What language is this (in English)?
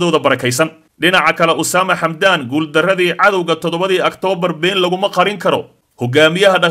Arabic